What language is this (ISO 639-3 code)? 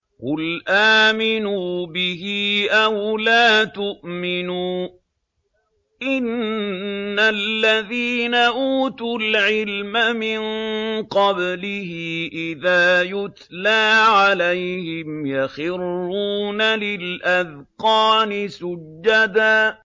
ara